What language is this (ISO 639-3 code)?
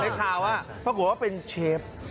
tha